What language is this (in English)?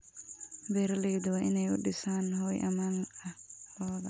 Somali